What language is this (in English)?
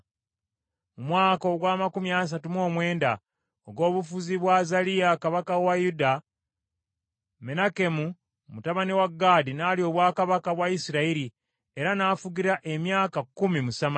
Ganda